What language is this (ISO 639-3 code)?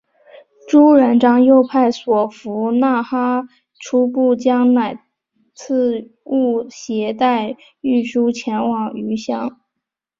zho